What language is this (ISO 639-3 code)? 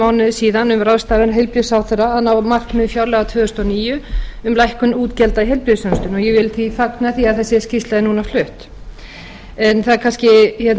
isl